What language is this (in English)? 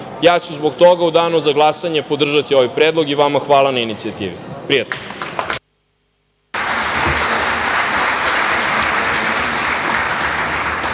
Serbian